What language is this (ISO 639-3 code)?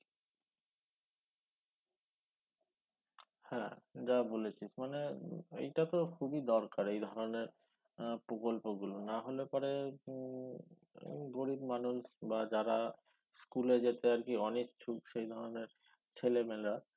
ben